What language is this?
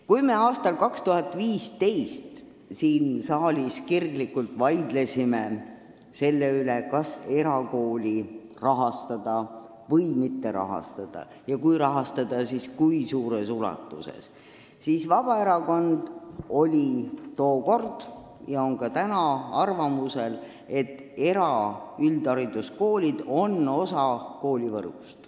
Estonian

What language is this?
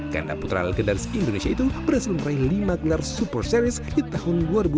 Indonesian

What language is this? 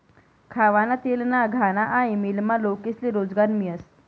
Marathi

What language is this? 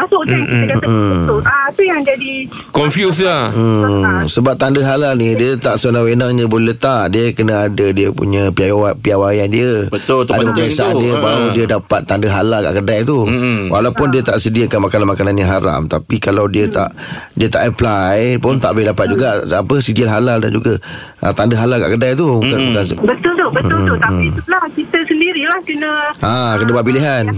Malay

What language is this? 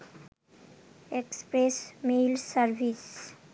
Bangla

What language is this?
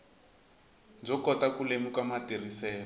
Tsonga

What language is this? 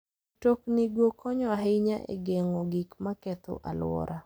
Luo (Kenya and Tanzania)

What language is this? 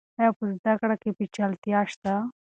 Pashto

